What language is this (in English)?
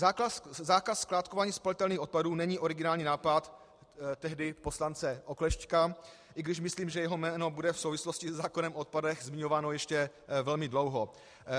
Czech